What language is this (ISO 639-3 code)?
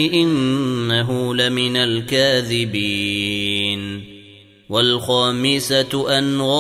ara